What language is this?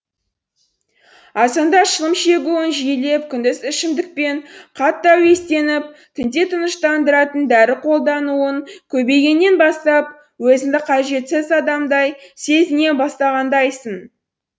Kazakh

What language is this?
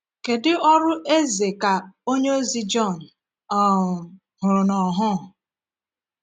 Igbo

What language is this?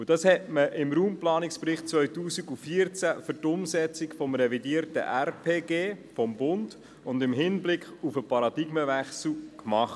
Swiss German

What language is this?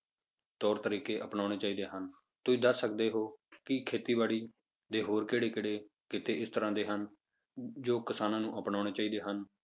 Punjabi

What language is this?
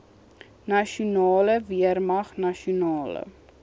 Afrikaans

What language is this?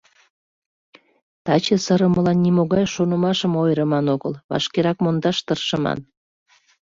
Mari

